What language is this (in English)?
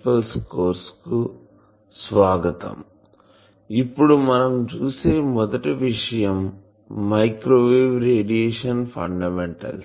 Telugu